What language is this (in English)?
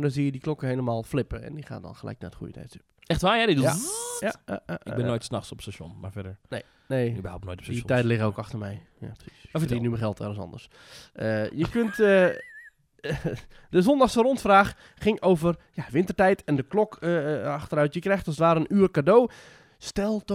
Dutch